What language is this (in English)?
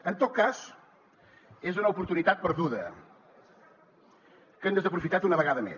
Catalan